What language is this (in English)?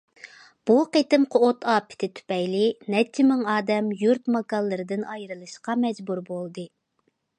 Uyghur